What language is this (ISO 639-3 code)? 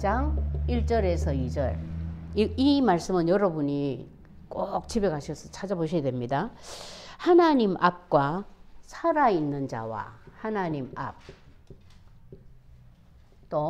kor